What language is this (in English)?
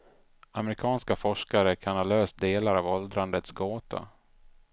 Swedish